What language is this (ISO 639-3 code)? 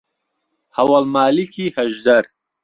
ckb